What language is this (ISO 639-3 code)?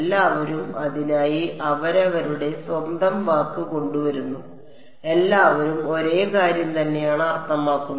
mal